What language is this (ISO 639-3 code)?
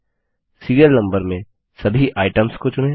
hin